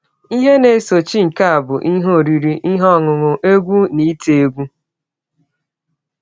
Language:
Igbo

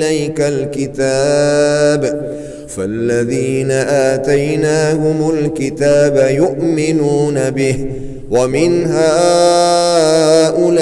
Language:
Arabic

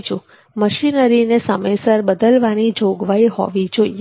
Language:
Gujarati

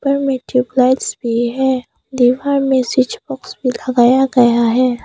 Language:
Hindi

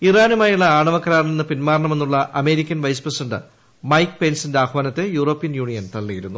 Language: Malayalam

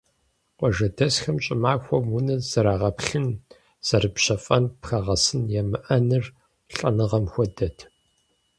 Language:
Kabardian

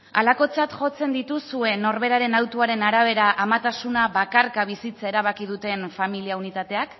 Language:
Basque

